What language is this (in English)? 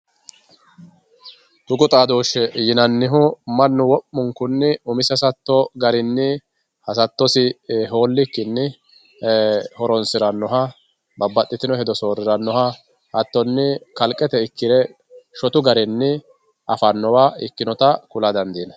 Sidamo